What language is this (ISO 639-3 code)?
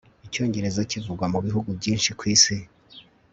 kin